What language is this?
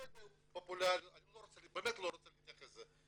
Hebrew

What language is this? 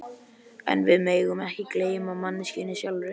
Icelandic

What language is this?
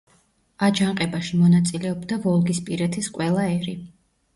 Georgian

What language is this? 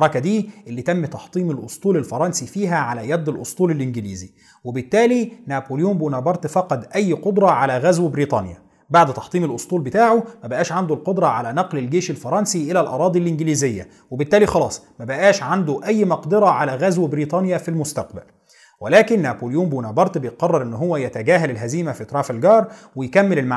Arabic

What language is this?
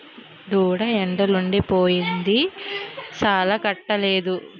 Telugu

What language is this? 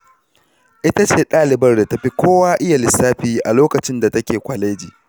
Hausa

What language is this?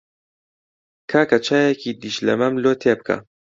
Central Kurdish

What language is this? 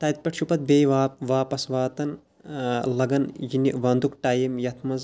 Kashmiri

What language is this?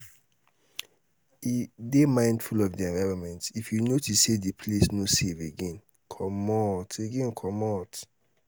Nigerian Pidgin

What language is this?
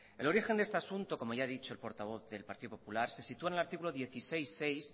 Spanish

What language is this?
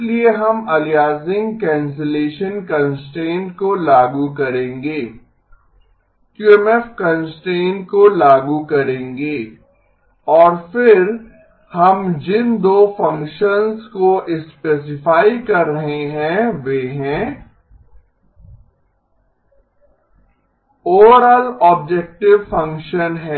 Hindi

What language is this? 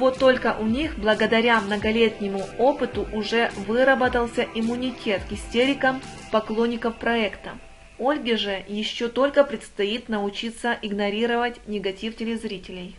Russian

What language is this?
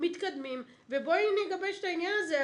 Hebrew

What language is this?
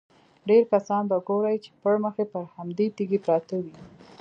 Pashto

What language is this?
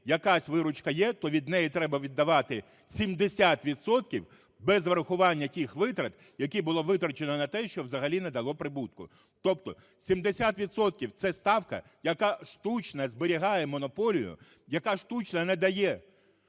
Ukrainian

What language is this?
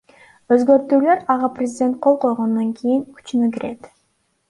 Kyrgyz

